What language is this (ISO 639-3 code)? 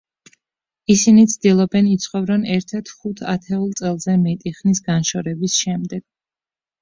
kat